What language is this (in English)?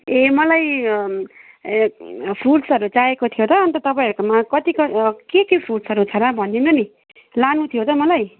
Nepali